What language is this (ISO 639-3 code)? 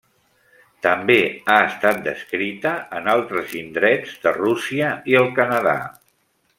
cat